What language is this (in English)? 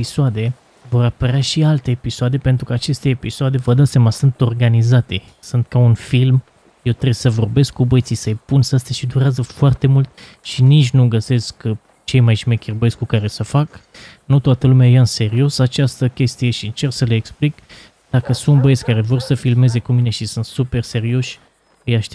Romanian